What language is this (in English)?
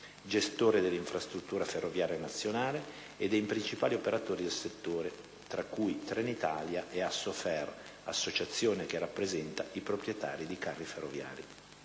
Italian